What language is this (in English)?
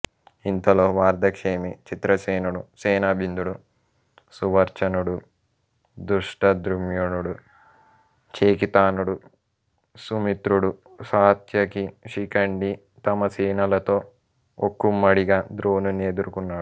Telugu